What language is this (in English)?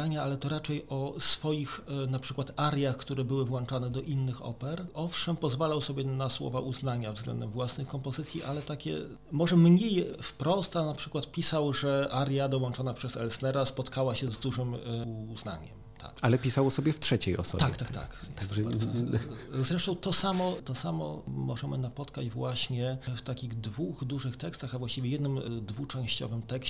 Polish